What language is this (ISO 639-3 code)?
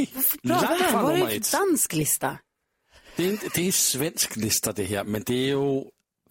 swe